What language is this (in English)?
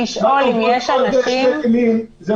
Hebrew